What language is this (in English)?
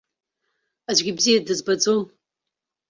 Abkhazian